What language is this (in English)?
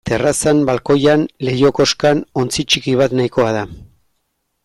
Basque